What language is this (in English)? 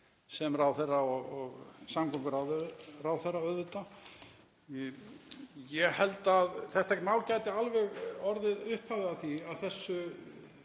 Icelandic